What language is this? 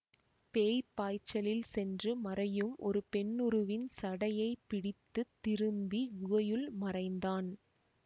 Tamil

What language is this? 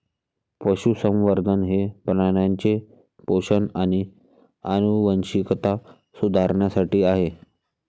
Marathi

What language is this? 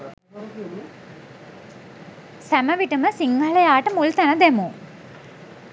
Sinhala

